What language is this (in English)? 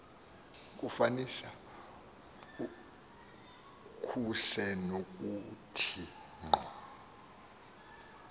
Xhosa